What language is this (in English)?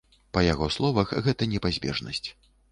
Belarusian